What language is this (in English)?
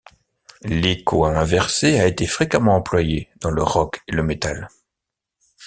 French